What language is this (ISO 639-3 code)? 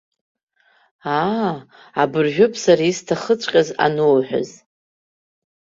abk